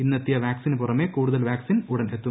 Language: Malayalam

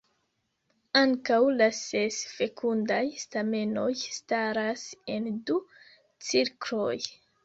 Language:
Esperanto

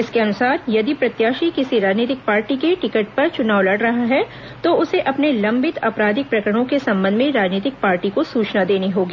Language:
Hindi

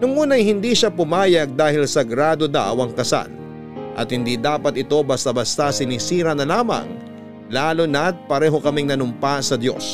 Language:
Filipino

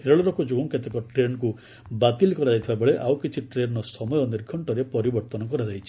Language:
Odia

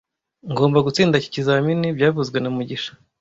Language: Kinyarwanda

